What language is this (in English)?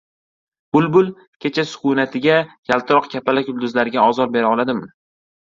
Uzbek